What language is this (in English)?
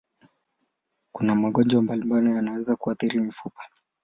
Swahili